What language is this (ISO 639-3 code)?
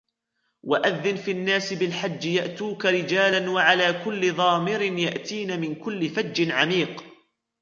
ara